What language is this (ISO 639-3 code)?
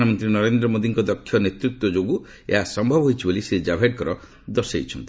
ori